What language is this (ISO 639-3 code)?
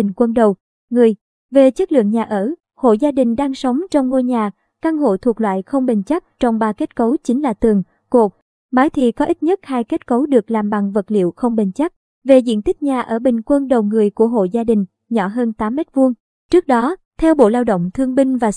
vie